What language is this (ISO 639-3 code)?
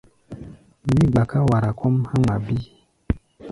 gba